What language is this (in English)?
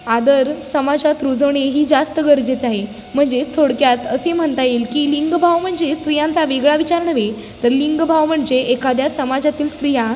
Marathi